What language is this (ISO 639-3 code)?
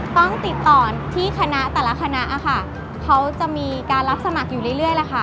tha